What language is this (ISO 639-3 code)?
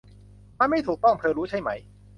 tha